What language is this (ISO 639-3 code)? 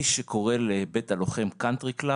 heb